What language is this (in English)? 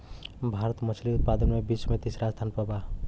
Bhojpuri